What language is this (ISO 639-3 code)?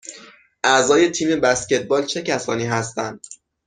fas